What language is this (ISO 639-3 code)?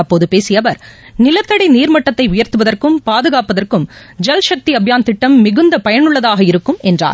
tam